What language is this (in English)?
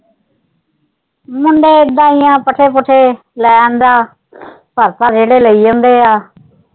Punjabi